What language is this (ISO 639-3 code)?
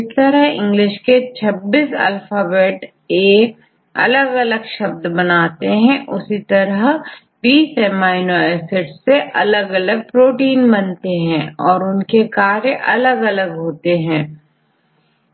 hin